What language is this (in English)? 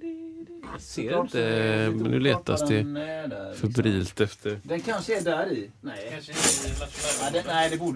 Swedish